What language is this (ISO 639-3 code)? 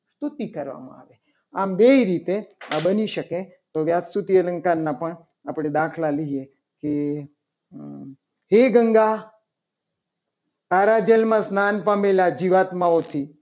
guj